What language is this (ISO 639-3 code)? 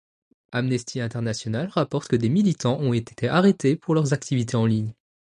fra